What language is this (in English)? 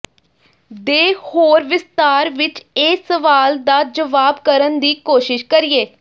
Punjabi